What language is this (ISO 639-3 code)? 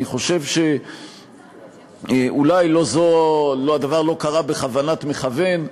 heb